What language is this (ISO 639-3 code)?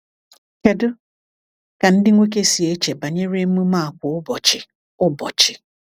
ibo